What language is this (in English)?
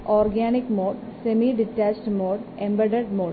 Malayalam